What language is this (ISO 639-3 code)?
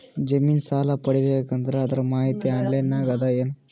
kan